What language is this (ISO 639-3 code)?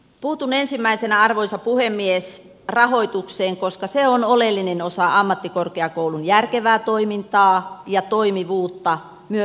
fin